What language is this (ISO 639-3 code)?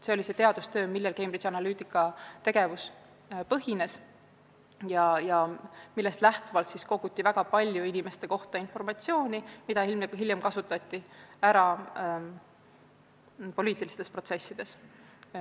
est